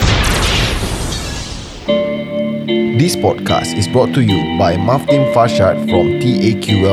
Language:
Malay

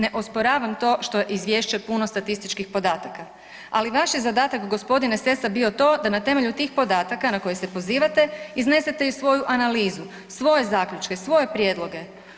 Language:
Croatian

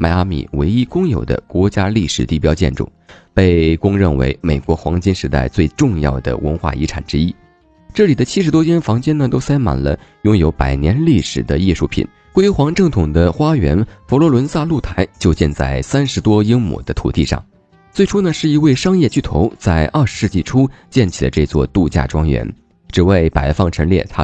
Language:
Chinese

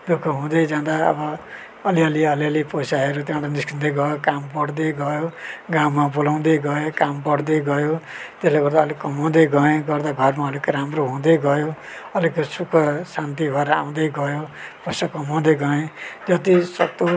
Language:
Nepali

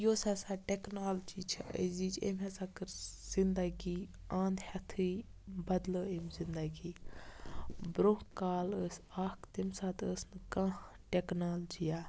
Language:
Kashmiri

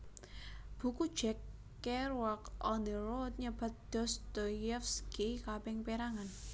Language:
Javanese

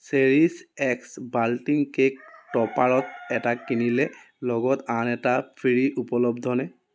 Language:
Assamese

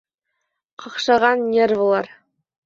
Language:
Bashkir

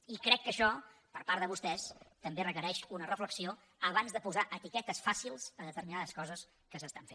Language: Catalan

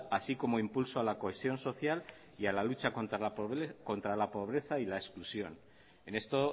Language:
Spanish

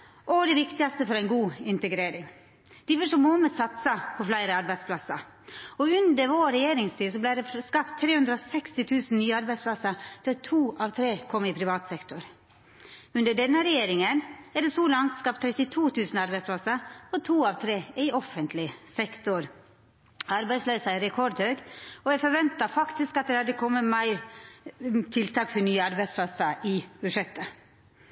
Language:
Norwegian Nynorsk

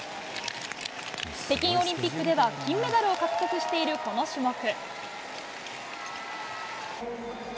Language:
Japanese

